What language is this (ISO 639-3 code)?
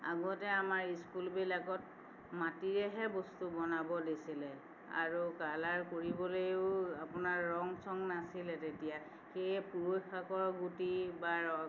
asm